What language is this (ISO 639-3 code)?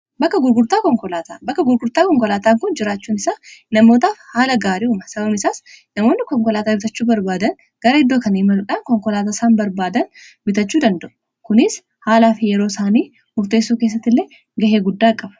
orm